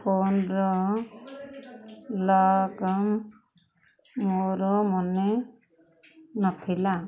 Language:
Odia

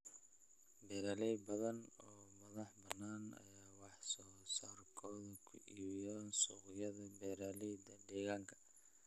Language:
Somali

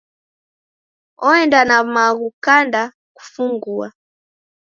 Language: Taita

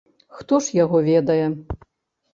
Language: Belarusian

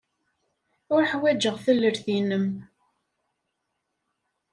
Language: Kabyle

